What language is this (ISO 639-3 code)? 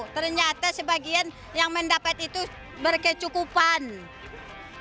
ind